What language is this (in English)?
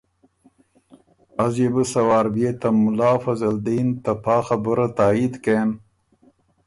Ormuri